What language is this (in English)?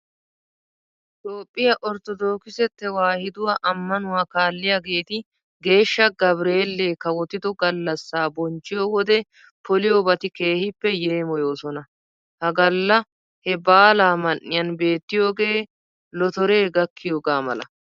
Wolaytta